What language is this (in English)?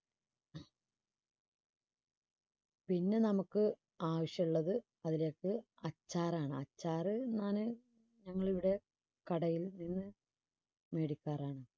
Malayalam